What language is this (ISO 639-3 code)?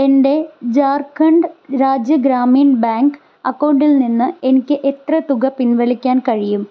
mal